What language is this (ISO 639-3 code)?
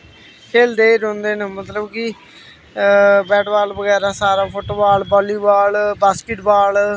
doi